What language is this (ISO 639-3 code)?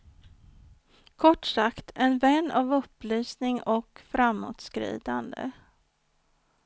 swe